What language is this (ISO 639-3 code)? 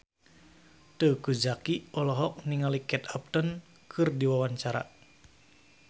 sun